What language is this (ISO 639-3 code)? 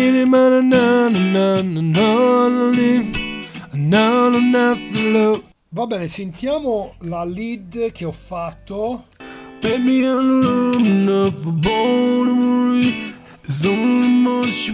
ita